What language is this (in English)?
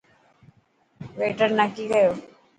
Dhatki